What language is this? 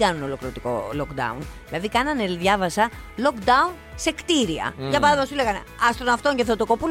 Greek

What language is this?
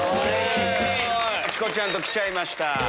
Japanese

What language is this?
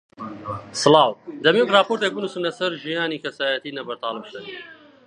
Central Kurdish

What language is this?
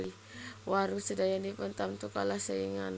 Javanese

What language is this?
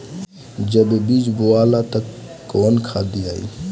Bhojpuri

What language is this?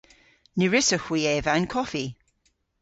Cornish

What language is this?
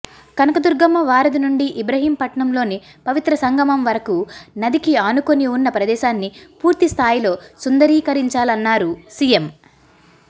Telugu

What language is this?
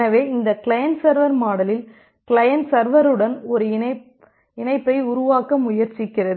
Tamil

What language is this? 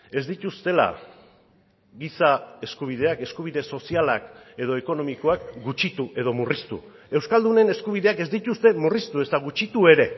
Basque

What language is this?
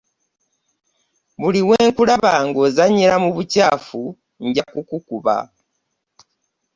Ganda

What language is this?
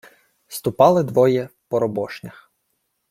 Ukrainian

